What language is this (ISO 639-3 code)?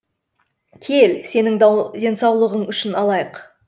kaz